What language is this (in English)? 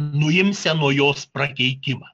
Lithuanian